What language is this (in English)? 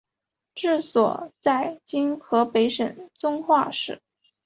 Chinese